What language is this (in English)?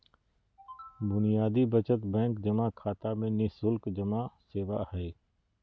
Magahi